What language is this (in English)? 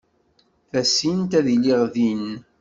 Kabyle